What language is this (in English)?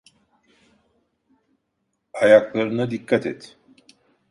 Turkish